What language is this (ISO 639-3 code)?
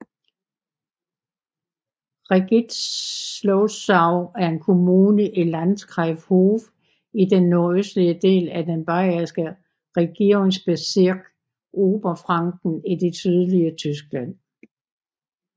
dan